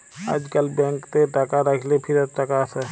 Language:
Bangla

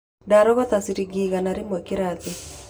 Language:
Kikuyu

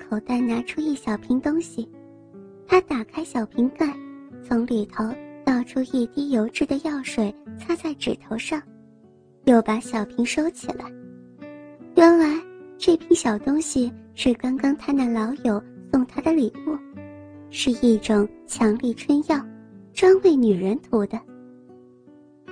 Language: Chinese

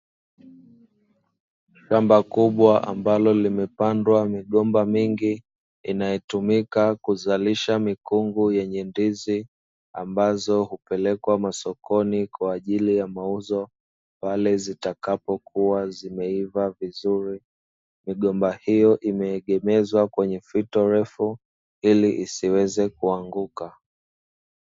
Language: Swahili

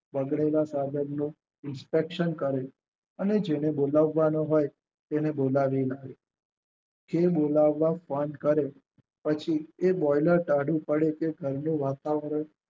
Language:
Gujarati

